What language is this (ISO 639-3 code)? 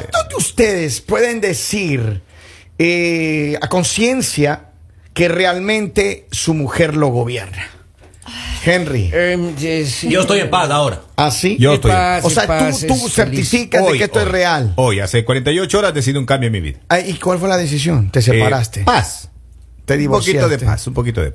spa